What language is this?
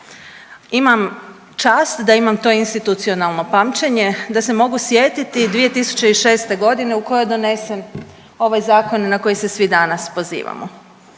Croatian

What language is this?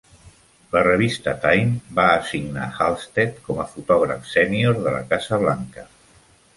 Catalan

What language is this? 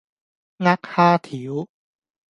Cantonese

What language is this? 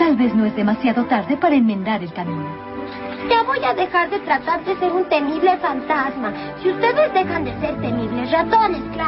Spanish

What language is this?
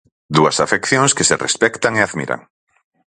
Galician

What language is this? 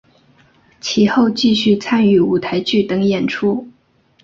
Chinese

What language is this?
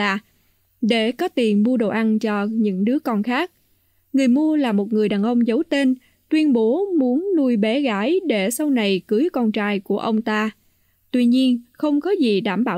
Vietnamese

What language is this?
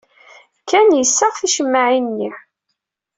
Kabyle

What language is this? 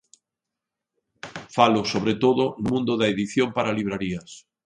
Galician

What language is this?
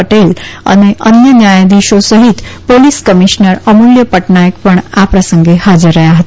Gujarati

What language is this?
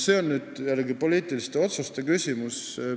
Estonian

